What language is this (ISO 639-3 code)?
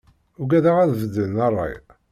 kab